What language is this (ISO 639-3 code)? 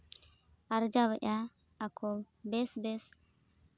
sat